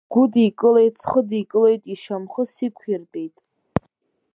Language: Abkhazian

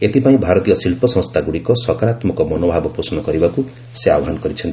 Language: Odia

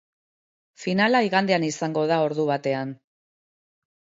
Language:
Basque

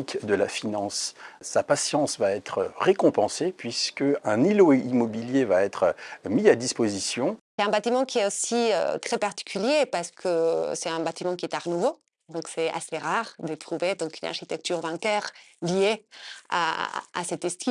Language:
French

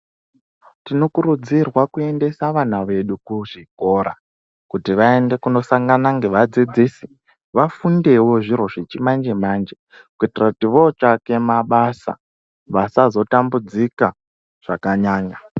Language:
Ndau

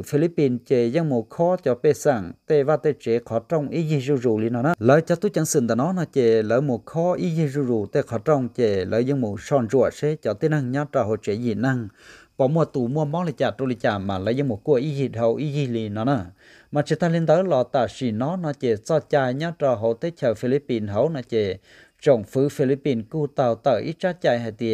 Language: Vietnamese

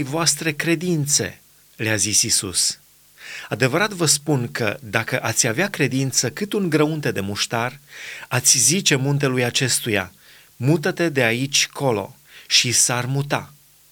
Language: Romanian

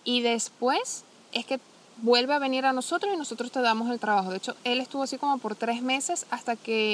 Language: Spanish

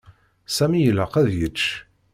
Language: Kabyle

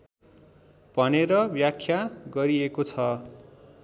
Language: Nepali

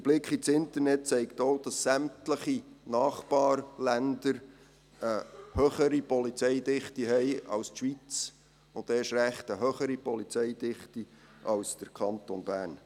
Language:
Swiss German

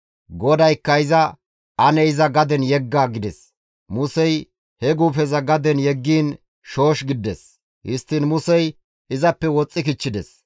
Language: Gamo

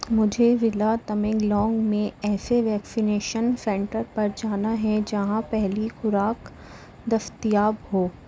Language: Urdu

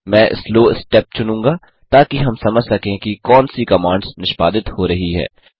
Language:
Hindi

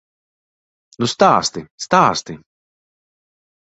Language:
Latvian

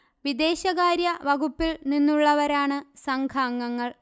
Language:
Malayalam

